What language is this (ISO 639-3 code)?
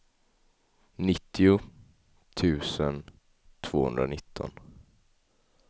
swe